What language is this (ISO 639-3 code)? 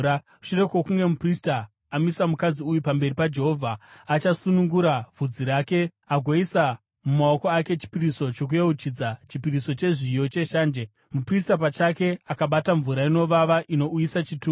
sna